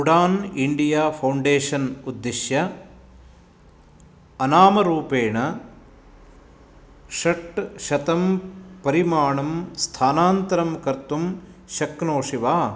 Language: Sanskrit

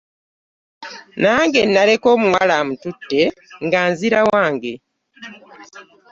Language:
Ganda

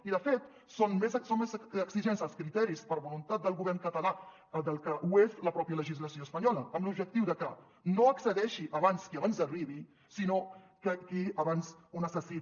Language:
Catalan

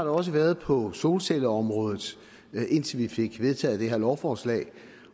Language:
Danish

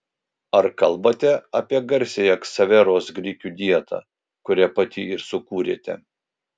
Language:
Lithuanian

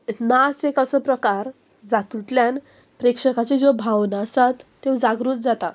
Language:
Konkani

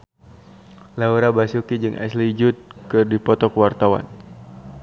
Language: Sundanese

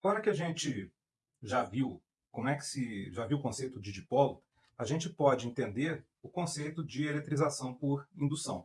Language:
Portuguese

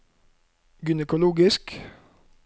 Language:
Norwegian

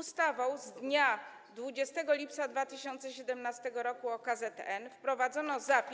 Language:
Polish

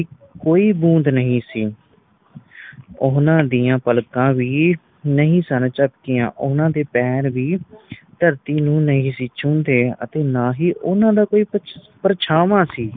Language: Punjabi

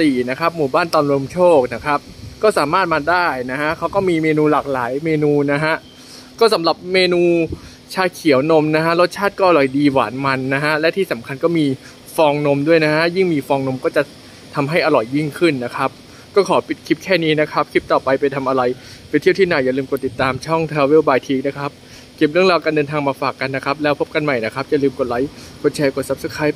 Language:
Thai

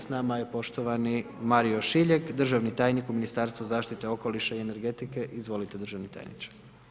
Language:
Croatian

